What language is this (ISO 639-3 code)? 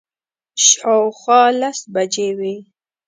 pus